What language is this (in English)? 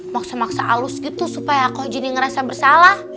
Indonesian